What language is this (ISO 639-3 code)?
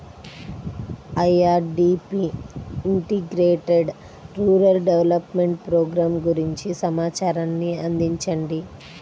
tel